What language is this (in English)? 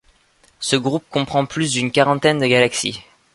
French